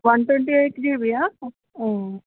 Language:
Telugu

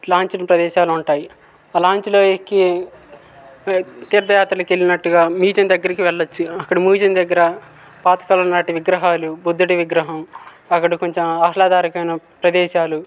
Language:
Telugu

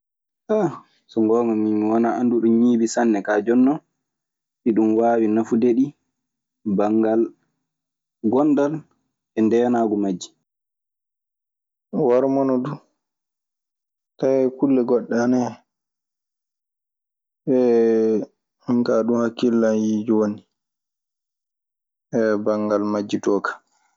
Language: Maasina Fulfulde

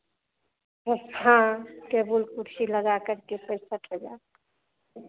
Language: Hindi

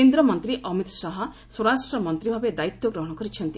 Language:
Odia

